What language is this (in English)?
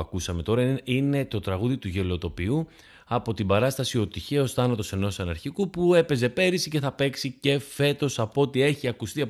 Greek